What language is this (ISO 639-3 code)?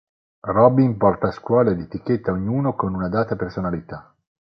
ita